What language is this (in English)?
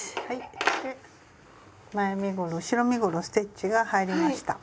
Japanese